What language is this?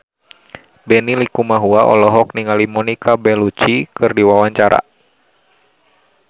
Sundanese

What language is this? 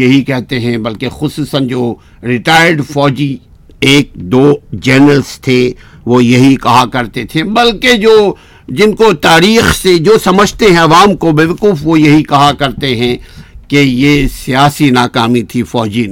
Urdu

